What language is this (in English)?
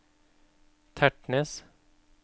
Norwegian